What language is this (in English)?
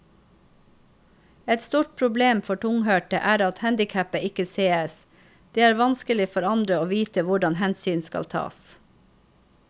Norwegian